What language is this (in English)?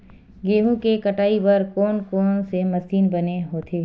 Chhattisgarhi